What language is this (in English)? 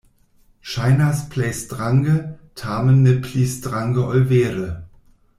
Esperanto